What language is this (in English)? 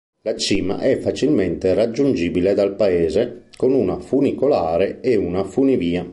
Italian